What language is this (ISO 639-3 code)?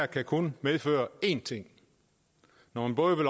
dan